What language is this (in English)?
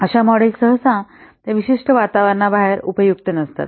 Marathi